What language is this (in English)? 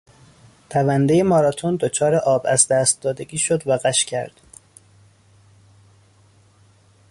Persian